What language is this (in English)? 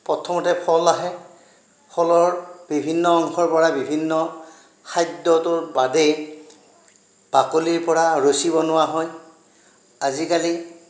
Assamese